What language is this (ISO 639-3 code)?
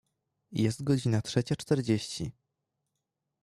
pol